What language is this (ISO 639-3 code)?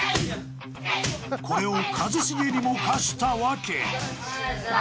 jpn